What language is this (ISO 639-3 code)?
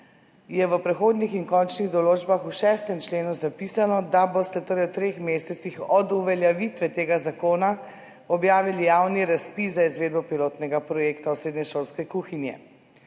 slv